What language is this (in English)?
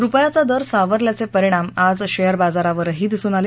Marathi